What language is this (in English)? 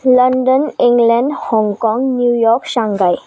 Nepali